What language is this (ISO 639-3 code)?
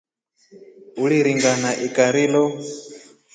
rof